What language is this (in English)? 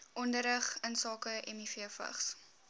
Afrikaans